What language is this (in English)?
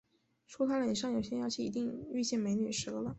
Chinese